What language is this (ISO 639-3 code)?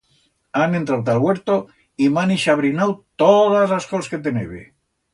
arg